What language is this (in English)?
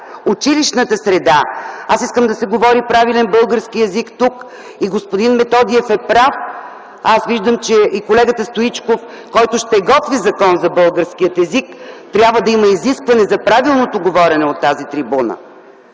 Bulgarian